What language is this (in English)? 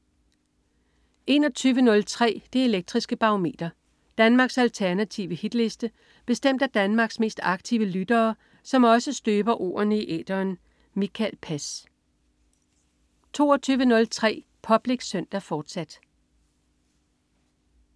Danish